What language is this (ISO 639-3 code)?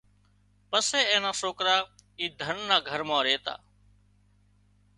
kxp